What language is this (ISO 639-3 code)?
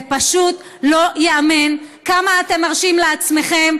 heb